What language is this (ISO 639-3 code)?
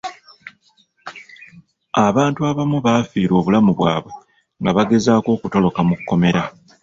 lug